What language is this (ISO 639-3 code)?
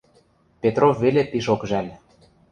mrj